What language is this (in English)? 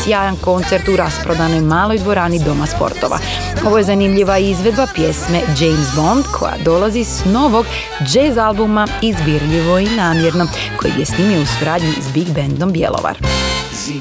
Croatian